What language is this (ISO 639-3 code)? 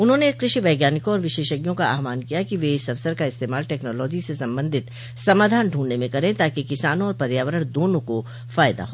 hin